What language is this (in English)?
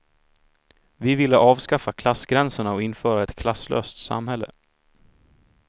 Swedish